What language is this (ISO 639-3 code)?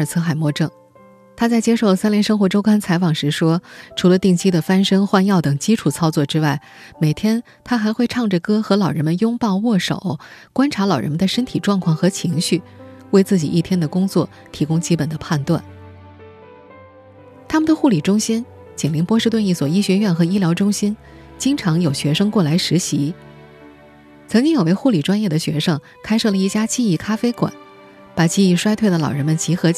zho